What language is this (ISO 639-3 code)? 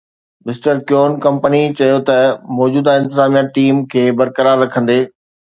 snd